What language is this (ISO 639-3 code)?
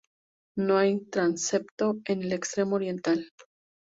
spa